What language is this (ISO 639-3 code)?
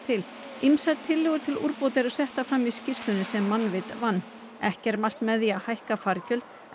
isl